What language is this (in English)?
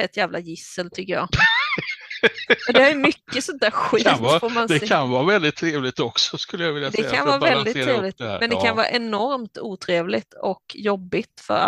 Swedish